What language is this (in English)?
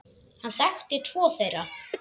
Icelandic